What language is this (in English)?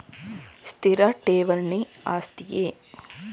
Kannada